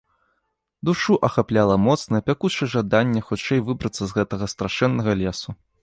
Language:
Belarusian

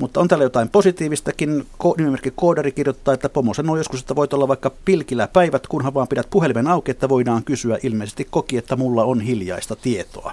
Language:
Finnish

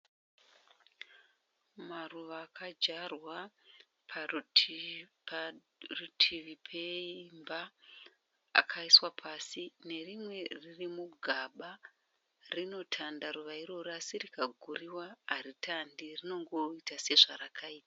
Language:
Shona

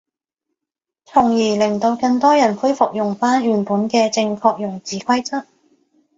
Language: Cantonese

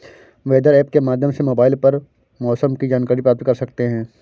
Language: Hindi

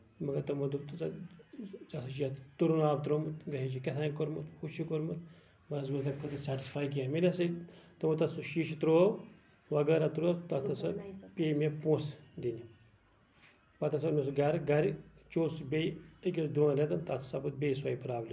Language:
Kashmiri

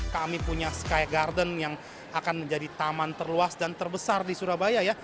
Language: Indonesian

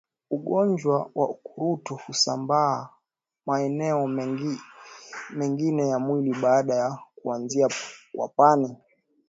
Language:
Swahili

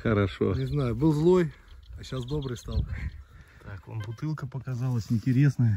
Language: Russian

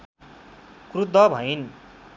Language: Nepali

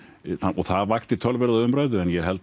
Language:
Icelandic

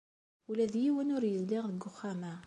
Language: Kabyle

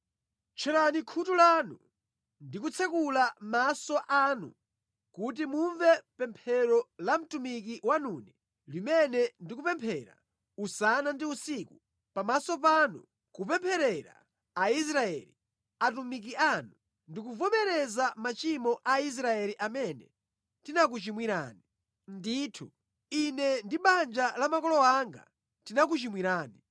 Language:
Nyanja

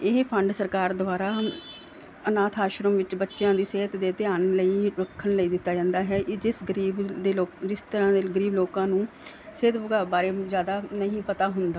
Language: Punjabi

